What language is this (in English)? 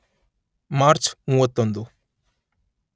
Kannada